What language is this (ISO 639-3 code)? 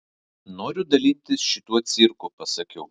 lit